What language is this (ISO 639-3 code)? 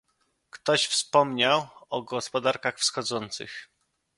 pol